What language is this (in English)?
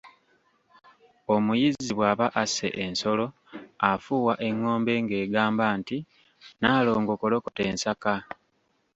Ganda